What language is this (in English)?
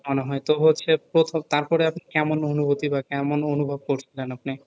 Bangla